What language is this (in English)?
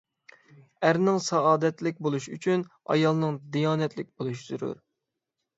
Uyghur